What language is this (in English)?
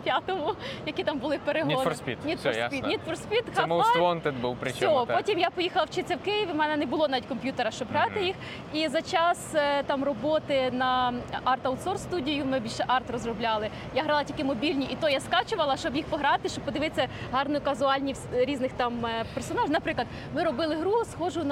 Ukrainian